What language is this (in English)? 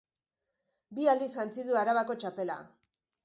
Basque